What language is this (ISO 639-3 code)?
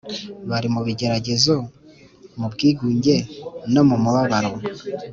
kin